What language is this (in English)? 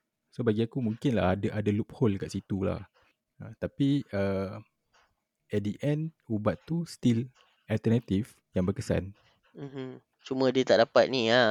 Malay